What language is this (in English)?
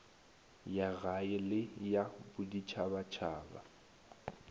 Northern Sotho